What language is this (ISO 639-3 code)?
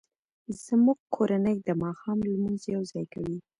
pus